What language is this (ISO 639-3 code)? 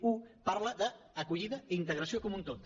cat